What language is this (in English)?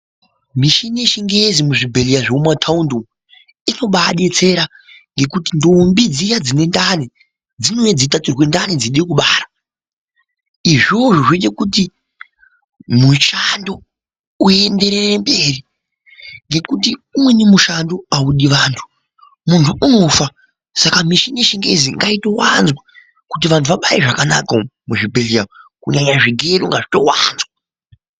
Ndau